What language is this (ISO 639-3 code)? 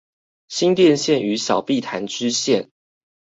zho